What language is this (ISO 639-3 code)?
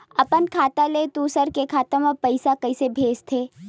hne